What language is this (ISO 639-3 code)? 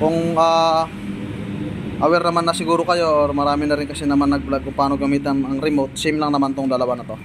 fil